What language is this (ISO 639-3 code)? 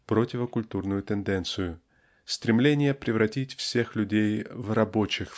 rus